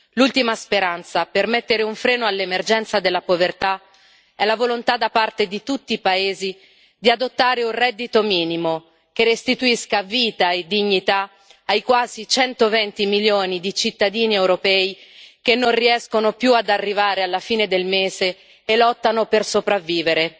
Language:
Italian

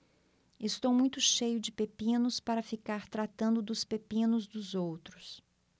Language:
Portuguese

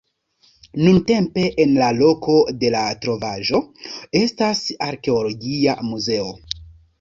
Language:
Esperanto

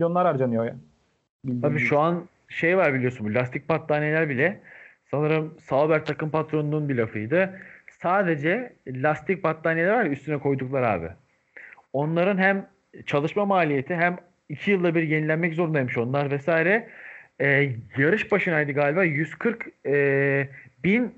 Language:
Turkish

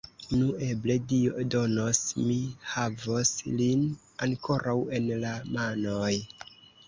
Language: Esperanto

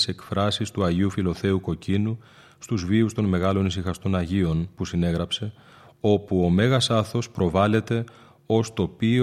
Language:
Greek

